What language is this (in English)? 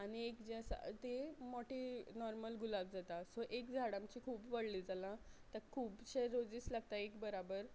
Konkani